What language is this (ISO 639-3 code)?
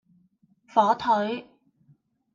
yue